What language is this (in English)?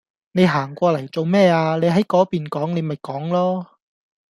Cantonese